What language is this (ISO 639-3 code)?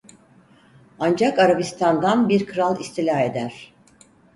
tur